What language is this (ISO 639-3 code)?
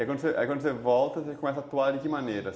por